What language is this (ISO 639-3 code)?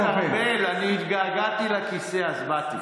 heb